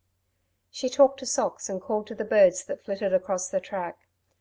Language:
English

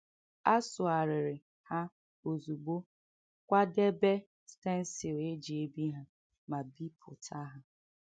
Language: Igbo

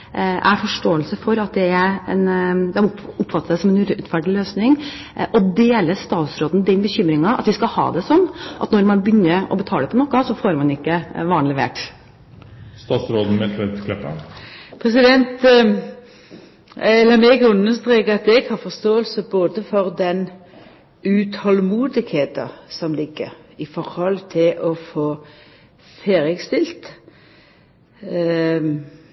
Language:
Norwegian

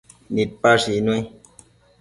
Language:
Matsés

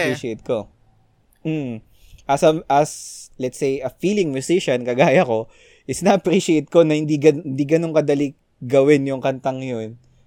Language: Filipino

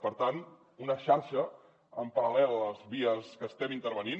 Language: Catalan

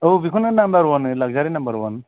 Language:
Bodo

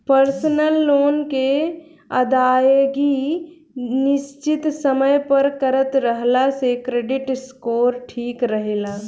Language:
Bhojpuri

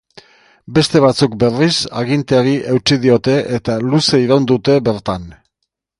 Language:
Basque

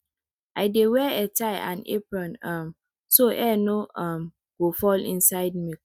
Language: Nigerian Pidgin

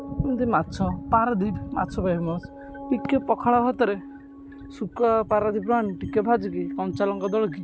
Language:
Odia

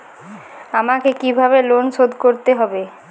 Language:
Bangla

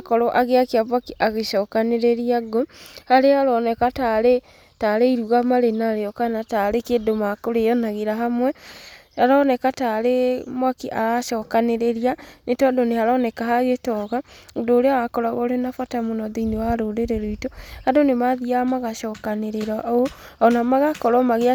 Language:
Kikuyu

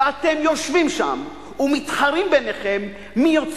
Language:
Hebrew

